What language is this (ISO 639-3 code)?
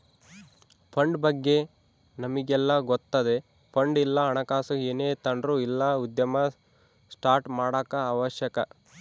kan